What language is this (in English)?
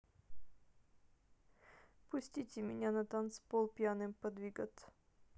Russian